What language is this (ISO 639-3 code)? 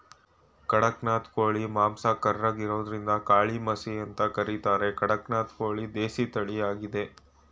kan